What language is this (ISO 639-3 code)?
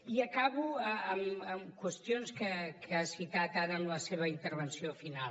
cat